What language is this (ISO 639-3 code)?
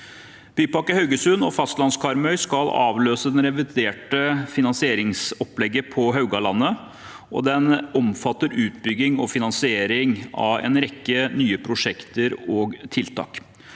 nor